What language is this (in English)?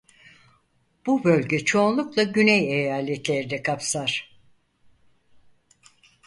Turkish